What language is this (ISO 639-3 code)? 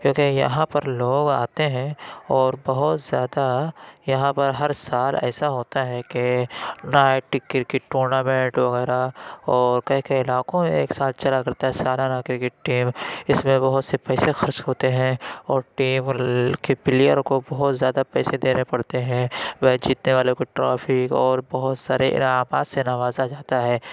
urd